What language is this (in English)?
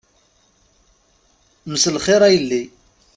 Kabyle